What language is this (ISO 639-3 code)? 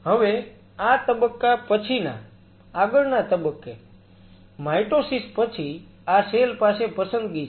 guj